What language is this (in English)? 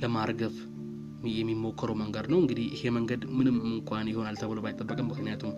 Amharic